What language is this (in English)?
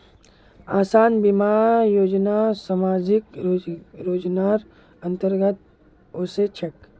Magahi